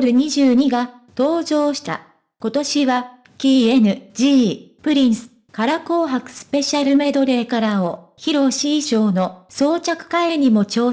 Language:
Japanese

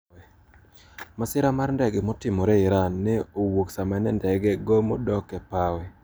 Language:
Luo (Kenya and Tanzania)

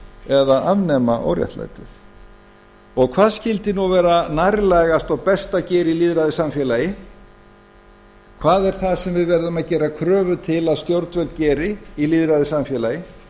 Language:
Icelandic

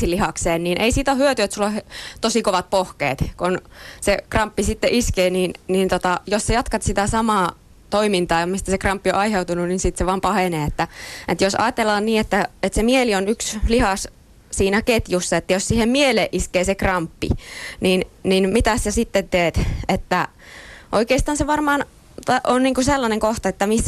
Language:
Finnish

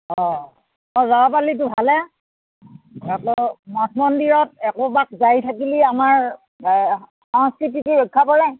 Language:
Assamese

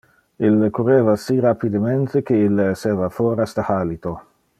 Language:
Interlingua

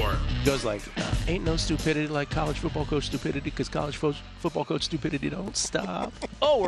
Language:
English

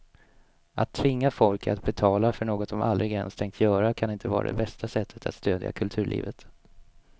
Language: Swedish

